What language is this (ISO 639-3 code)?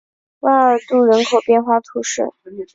zho